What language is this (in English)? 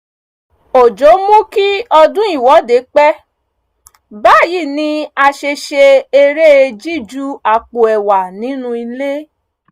Yoruba